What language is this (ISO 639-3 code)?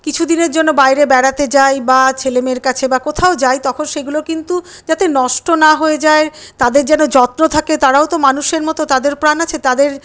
ben